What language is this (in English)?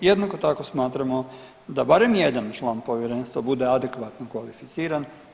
Croatian